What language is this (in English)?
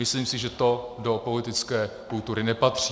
Czech